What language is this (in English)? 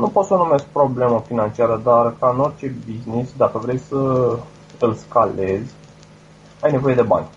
Romanian